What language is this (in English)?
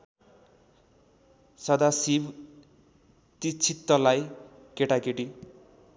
Nepali